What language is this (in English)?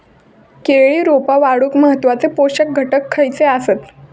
Marathi